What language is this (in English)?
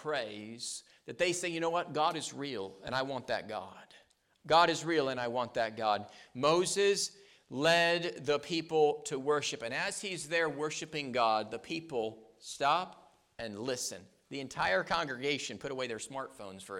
English